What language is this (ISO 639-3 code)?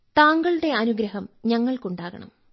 mal